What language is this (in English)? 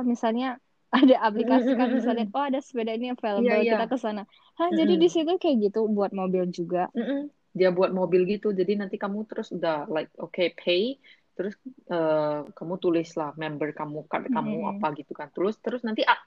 Indonesian